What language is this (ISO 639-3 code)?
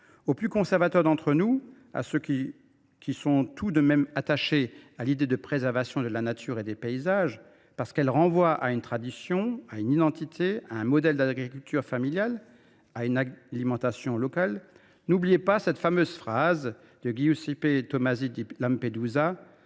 fra